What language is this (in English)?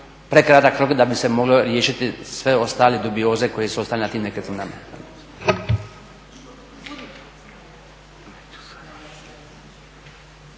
Croatian